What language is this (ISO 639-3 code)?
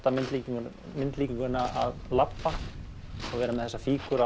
isl